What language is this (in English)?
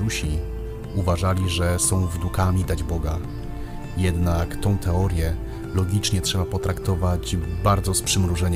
Polish